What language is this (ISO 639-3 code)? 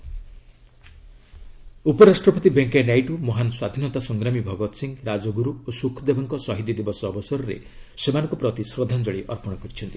ori